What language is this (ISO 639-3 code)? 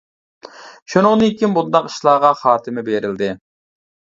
uig